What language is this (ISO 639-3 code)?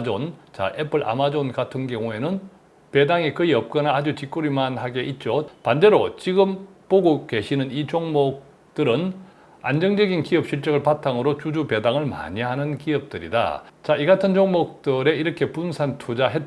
kor